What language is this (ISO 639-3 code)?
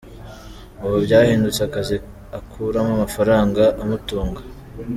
kin